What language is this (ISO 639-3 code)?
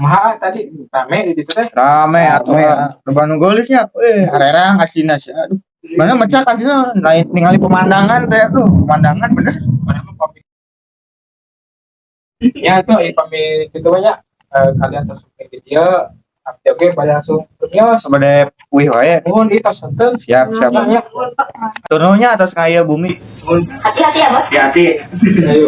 ind